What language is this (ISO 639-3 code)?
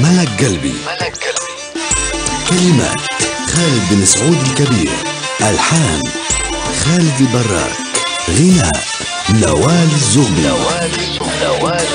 ara